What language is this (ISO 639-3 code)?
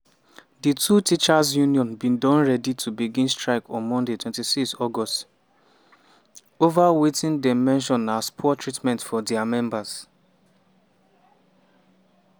pcm